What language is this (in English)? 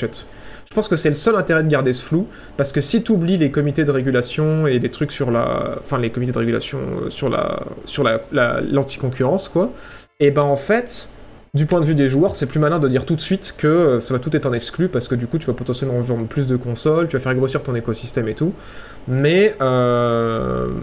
French